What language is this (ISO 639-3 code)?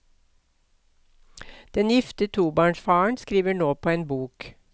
nor